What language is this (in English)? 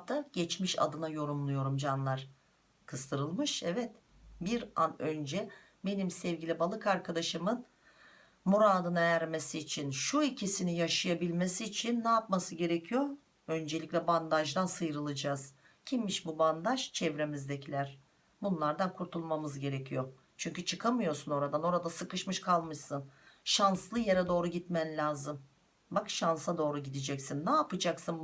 Turkish